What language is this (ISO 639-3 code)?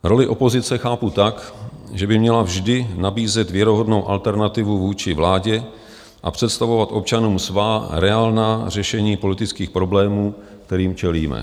ces